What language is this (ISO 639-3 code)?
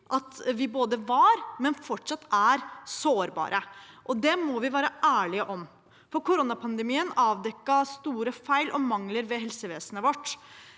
nor